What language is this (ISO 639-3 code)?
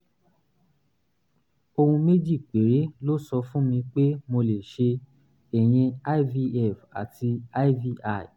yor